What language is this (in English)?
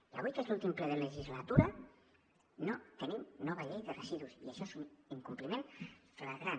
Catalan